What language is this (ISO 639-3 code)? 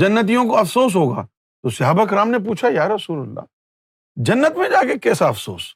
urd